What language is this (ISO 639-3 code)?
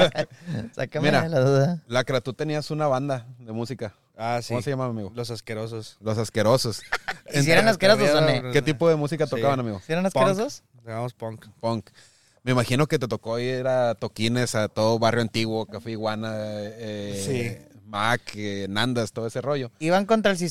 spa